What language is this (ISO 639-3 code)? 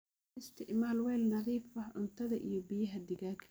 som